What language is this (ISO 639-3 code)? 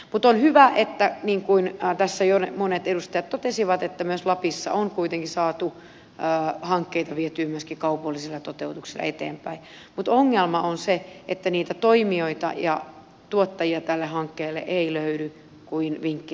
fin